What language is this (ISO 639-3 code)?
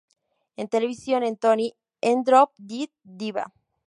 spa